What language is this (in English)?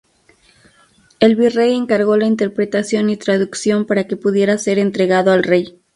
Spanish